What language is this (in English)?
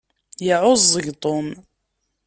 Kabyle